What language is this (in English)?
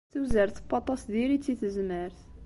Kabyle